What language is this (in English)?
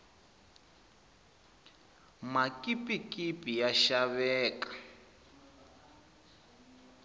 Tsonga